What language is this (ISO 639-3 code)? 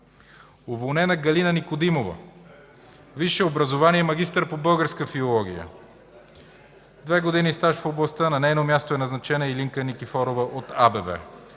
bul